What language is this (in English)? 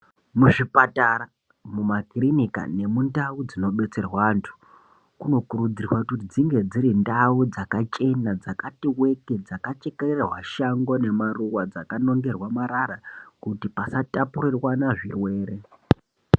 Ndau